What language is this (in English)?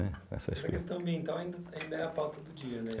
Portuguese